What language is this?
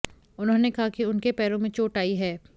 Hindi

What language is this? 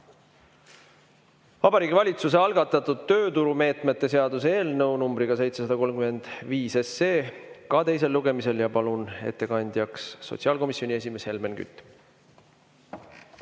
Estonian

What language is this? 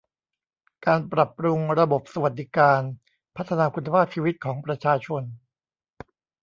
Thai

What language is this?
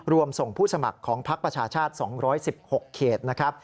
Thai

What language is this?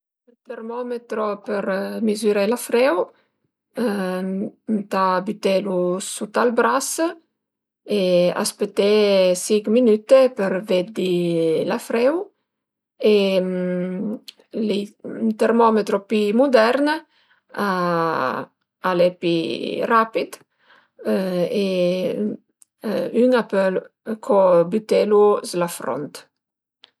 Piedmontese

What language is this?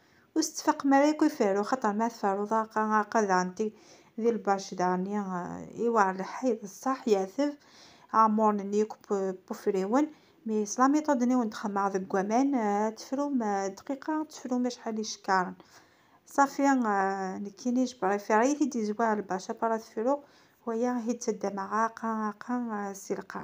Arabic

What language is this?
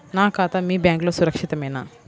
Telugu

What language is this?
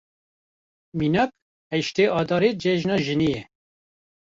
Kurdish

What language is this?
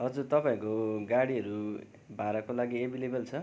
Nepali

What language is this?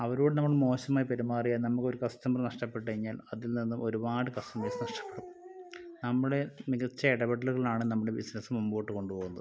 Malayalam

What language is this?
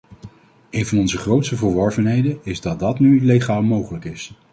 Dutch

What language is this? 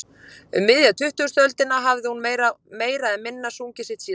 Icelandic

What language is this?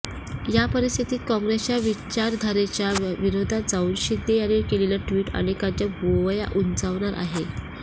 Marathi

